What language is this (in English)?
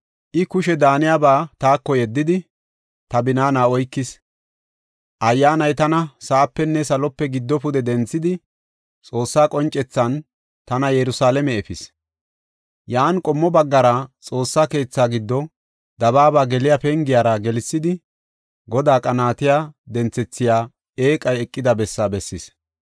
Gofa